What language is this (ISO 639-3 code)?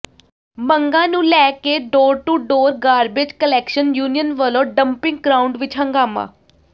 pan